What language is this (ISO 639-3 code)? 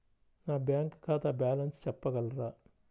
tel